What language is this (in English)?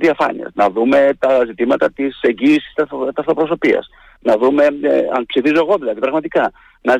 Greek